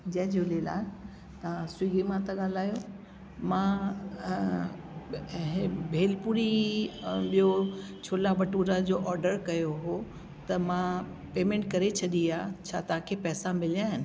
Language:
Sindhi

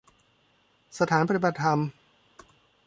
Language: Thai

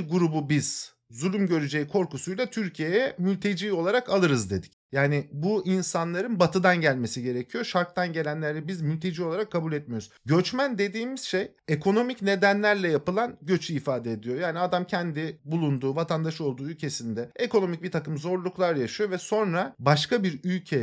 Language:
Turkish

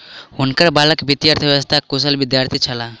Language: Maithili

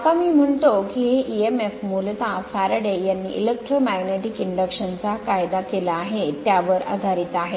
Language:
Marathi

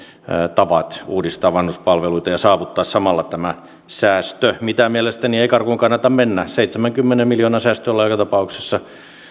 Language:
Finnish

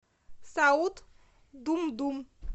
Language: Russian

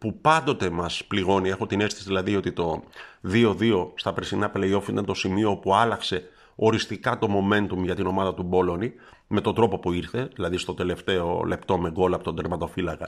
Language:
Greek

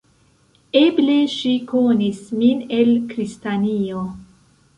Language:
Esperanto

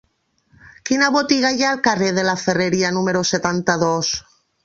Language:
Catalan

